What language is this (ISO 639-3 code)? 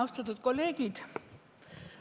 est